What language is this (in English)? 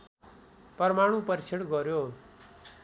Nepali